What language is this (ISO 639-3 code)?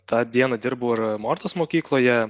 lit